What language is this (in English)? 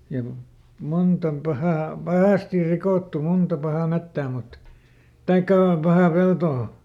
Finnish